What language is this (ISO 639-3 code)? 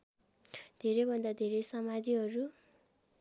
nep